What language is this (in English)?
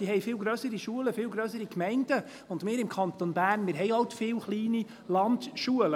Swiss German